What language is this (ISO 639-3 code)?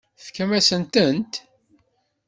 kab